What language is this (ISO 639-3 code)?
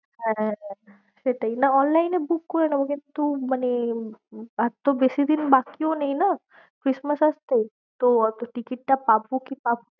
ben